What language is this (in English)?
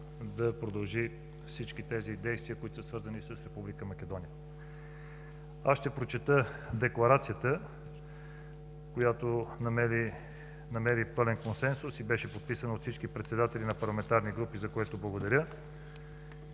Bulgarian